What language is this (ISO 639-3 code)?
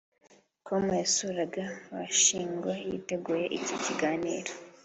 kin